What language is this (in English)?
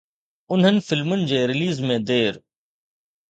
Sindhi